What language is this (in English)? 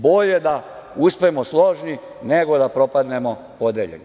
Serbian